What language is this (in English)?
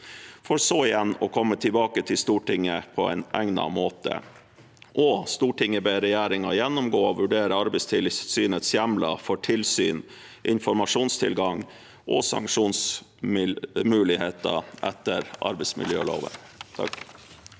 Norwegian